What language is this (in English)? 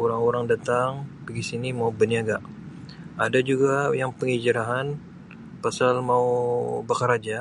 Sabah Malay